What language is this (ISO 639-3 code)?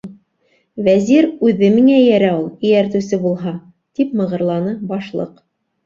bak